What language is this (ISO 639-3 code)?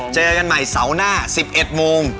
tha